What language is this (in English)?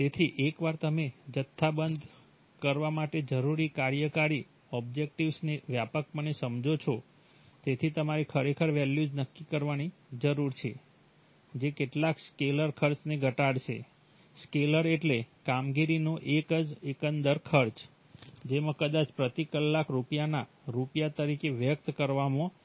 Gujarati